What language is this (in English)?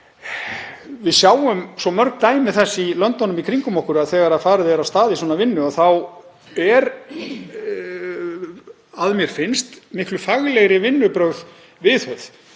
Icelandic